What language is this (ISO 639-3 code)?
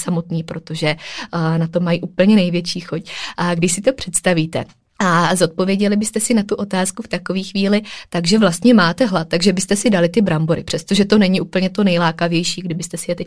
ces